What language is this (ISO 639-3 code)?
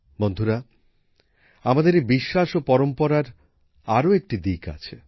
ben